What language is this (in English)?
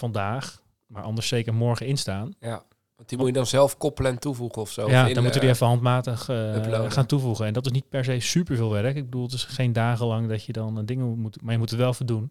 Dutch